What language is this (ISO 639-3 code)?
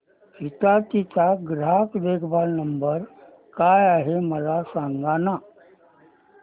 mar